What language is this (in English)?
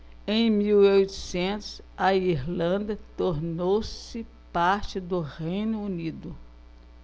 Portuguese